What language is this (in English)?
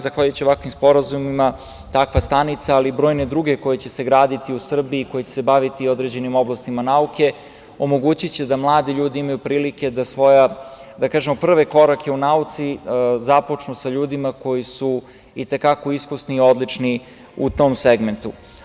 Serbian